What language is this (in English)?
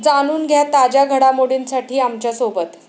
Marathi